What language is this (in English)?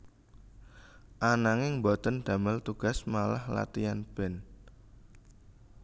Javanese